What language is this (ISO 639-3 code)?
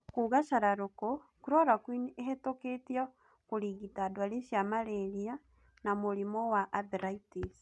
kik